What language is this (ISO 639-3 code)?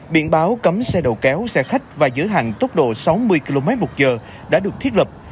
vie